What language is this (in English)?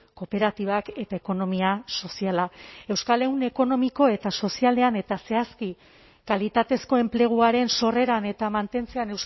Basque